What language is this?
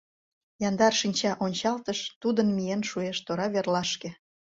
Mari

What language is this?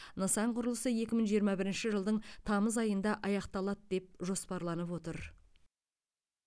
Kazakh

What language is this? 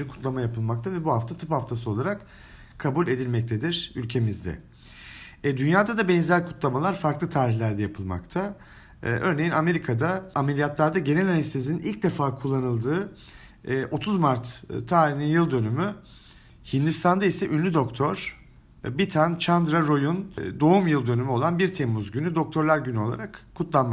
Turkish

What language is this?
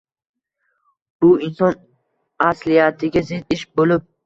Uzbek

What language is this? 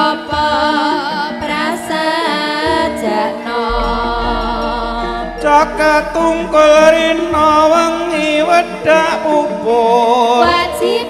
Indonesian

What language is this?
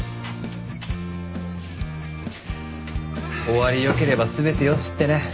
Japanese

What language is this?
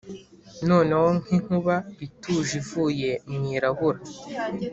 Kinyarwanda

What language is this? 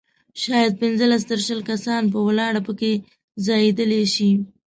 Pashto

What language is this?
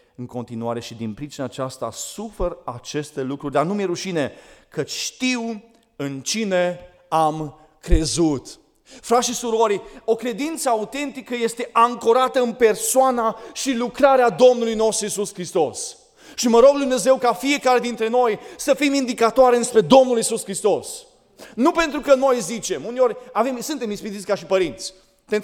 Romanian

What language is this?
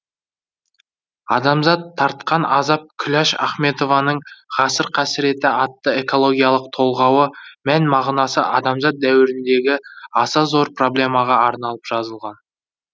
Kazakh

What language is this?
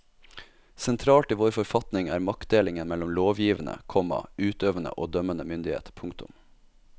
Norwegian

